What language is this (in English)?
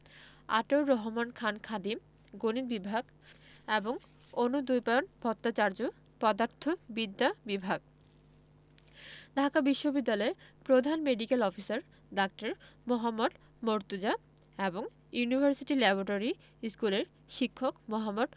Bangla